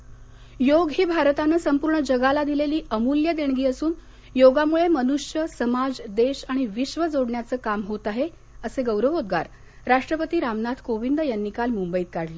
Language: Marathi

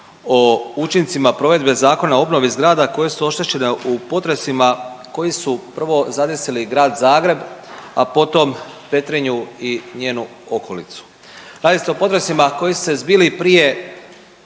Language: Croatian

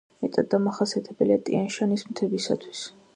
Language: Georgian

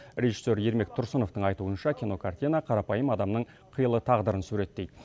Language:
Kazakh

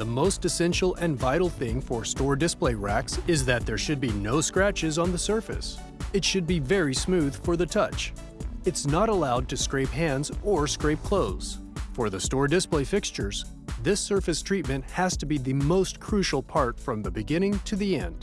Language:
English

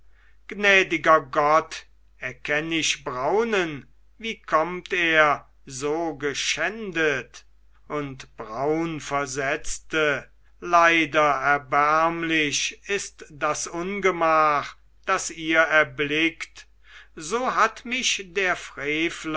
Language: German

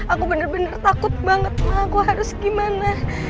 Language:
Indonesian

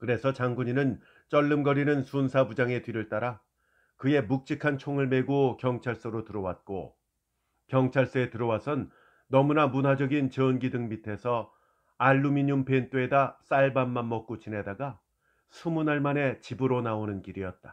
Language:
Korean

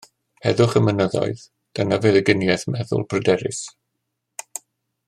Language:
Welsh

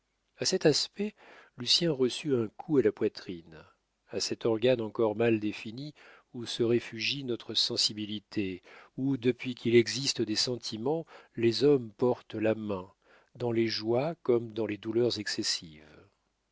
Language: French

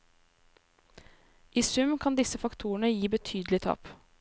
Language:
Norwegian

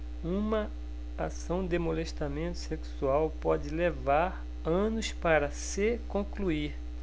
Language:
Portuguese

